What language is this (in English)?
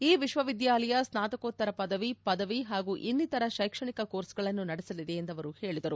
Kannada